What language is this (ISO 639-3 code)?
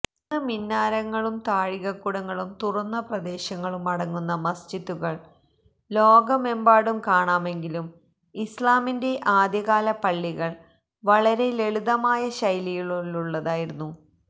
mal